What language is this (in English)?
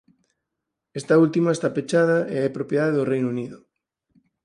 Galician